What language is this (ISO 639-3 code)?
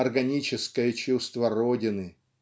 rus